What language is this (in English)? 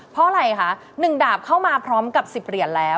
Thai